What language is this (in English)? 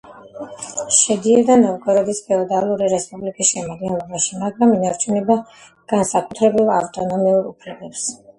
Georgian